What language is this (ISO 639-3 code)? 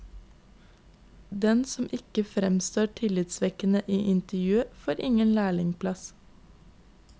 nor